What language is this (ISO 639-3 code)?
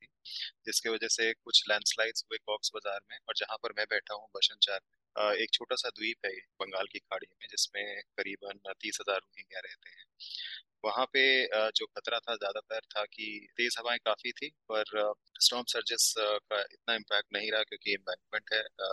hin